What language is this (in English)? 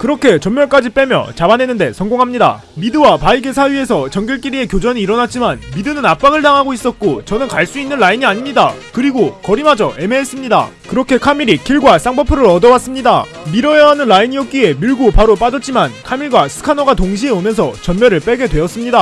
Korean